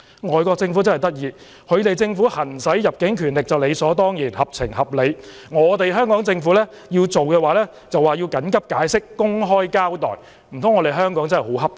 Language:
Cantonese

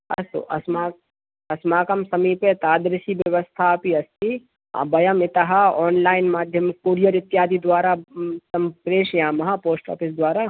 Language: Sanskrit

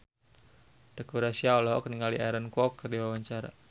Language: Sundanese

